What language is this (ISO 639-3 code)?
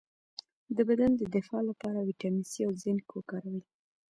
pus